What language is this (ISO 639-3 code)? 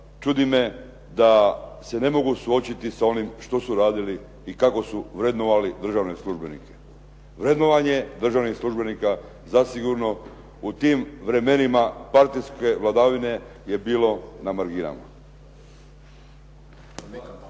hrv